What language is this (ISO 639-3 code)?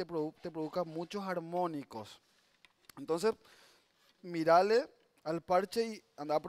spa